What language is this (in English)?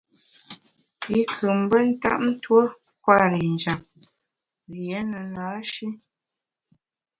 Bamun